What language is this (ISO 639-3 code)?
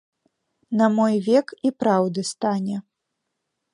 bel